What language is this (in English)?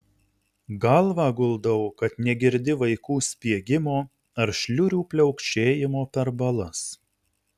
Lithuanian